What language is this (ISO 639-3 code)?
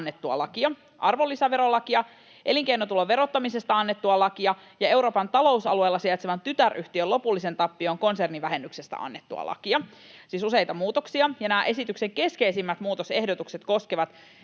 fin